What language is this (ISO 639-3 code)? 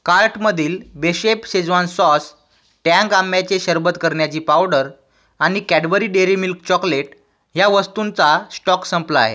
mar